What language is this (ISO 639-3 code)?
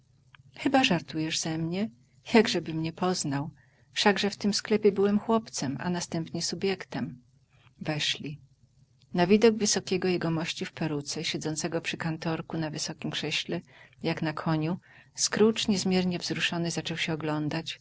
pol